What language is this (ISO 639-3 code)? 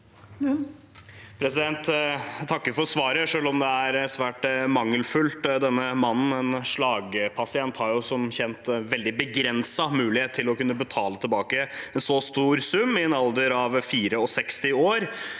nor